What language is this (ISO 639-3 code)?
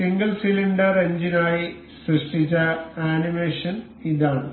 mal